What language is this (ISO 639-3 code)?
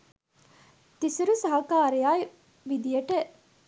sin